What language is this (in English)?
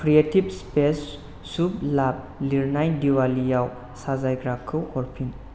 Bodo